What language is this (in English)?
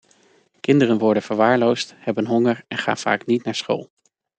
Dutch